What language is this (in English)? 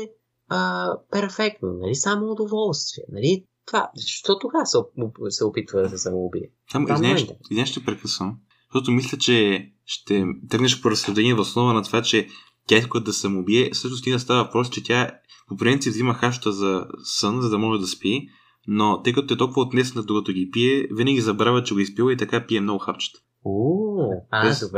Bulgarian